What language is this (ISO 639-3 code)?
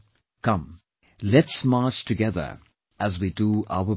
eng